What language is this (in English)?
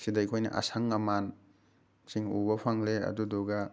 Manipuri